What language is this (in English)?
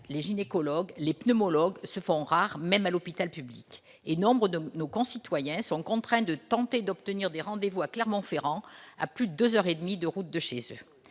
French